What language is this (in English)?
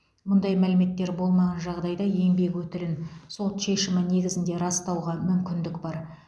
Kazakh